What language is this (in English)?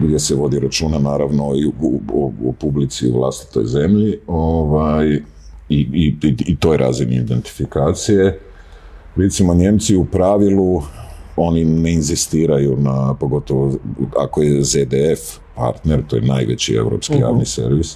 Croatian